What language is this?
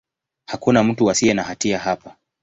Swahili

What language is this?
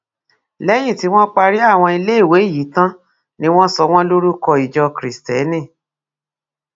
Yoruba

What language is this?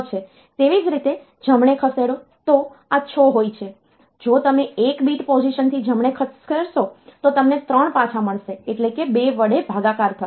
Gujarati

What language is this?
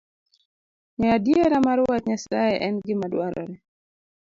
Luo (Kenya and Tanzania)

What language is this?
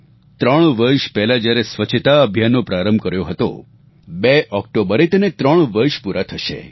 Gujarati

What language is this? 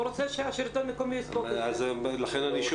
Hebrew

